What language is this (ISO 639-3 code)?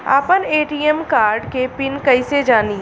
bho